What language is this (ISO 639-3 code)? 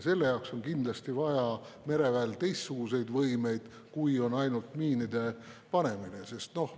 est